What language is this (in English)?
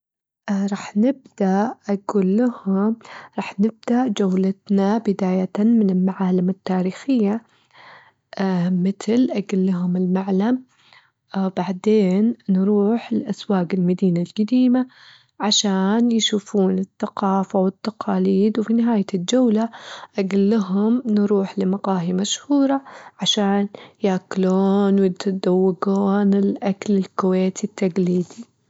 Gulf Arabic